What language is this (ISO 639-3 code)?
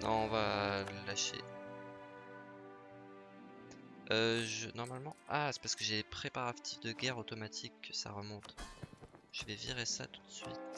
fra